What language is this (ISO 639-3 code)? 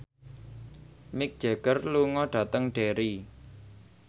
jav